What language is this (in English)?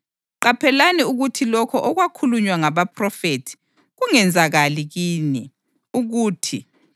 North Ndebele